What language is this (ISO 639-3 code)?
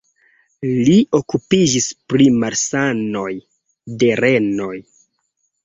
epo